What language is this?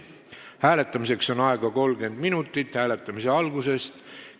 Estonian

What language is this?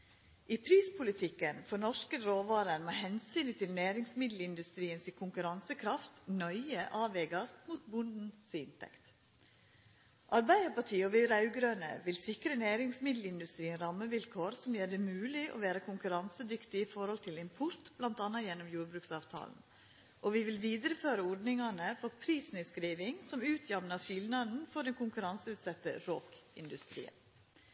Norwegian Nynorsk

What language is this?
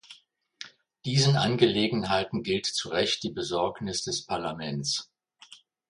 German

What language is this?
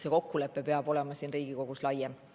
Estonian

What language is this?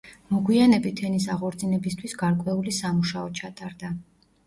Georgian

